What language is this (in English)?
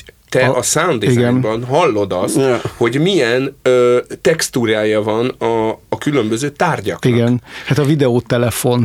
Hungarian